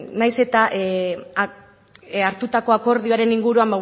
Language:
Basque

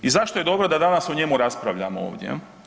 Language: Croatian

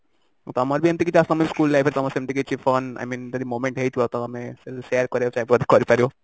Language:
Odia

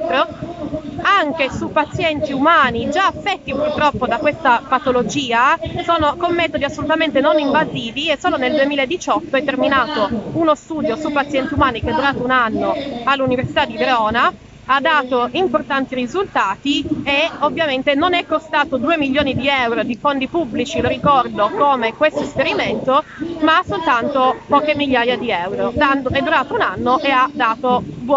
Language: Italian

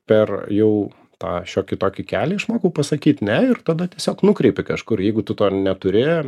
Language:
Lithuanian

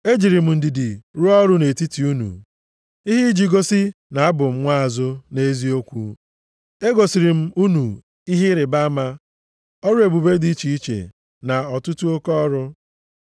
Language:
Igbo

